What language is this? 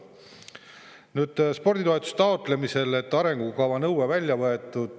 Estonian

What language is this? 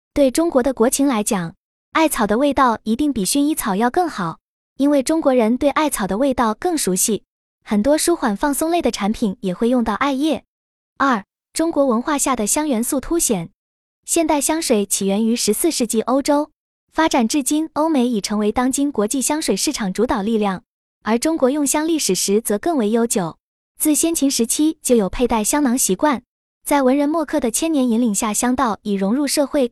Chinese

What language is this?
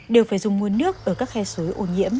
Vietnamese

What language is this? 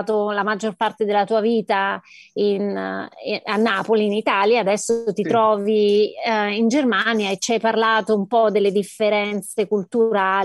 Italian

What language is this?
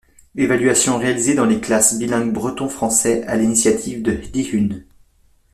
French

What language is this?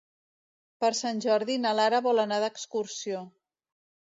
Catalan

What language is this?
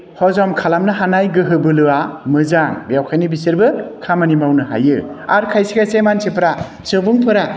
Bodo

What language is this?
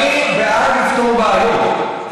Hebrew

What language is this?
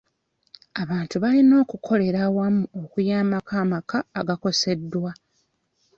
Ganda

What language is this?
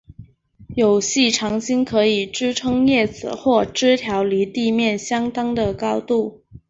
Chinese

